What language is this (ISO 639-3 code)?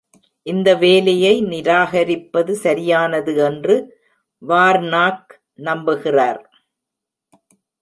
tam